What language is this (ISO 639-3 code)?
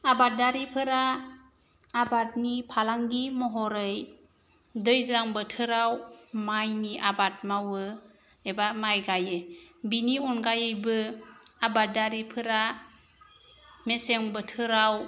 brx